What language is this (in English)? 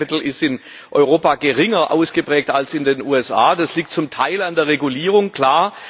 German